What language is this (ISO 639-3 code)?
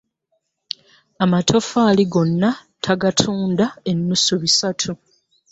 lug